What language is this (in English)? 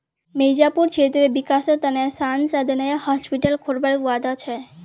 Magahi